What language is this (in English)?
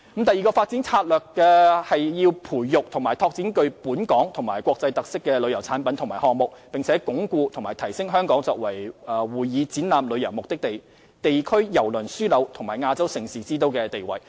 Cantonese